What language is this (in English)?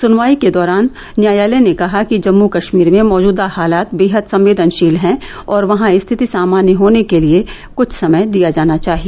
Hindi